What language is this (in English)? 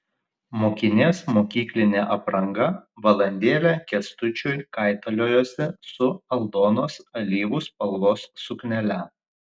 Lithuanian